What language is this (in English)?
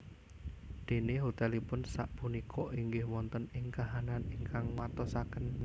Javanese